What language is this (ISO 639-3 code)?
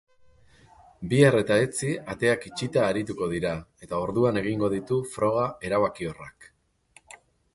eus